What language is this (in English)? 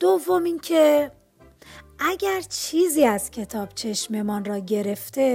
Persian